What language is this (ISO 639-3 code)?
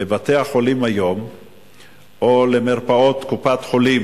heb